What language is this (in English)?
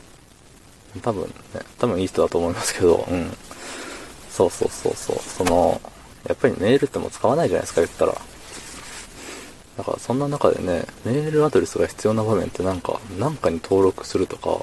Japanese